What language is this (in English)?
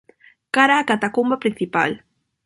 Galician